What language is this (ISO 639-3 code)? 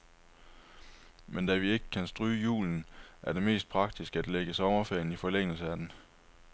dan